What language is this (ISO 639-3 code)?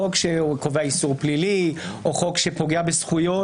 heb